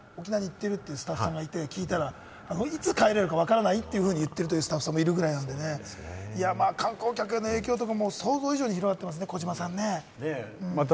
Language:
Japanese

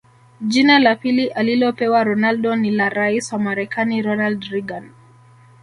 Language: Swahili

